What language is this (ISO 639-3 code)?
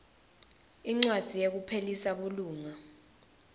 ssw